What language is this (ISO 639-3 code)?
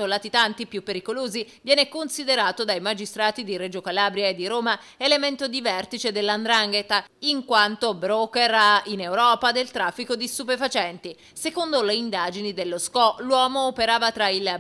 ita